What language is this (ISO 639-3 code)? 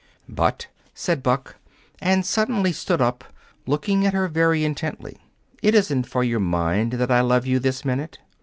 eng